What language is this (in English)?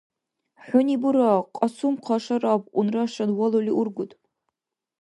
Dargwa